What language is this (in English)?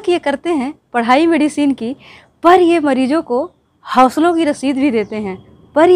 Hindi